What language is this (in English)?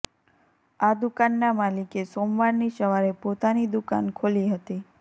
Gujarati